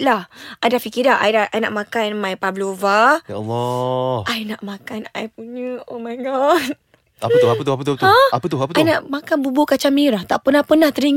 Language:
Malay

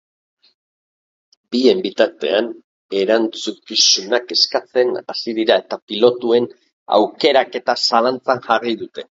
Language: Basque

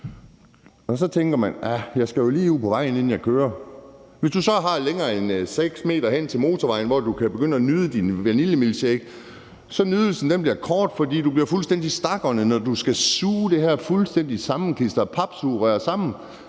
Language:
Danish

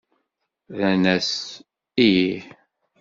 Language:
Kabyle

